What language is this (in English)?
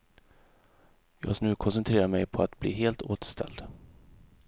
Swedish